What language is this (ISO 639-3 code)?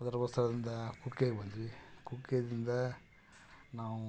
kan